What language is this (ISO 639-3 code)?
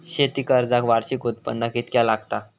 mar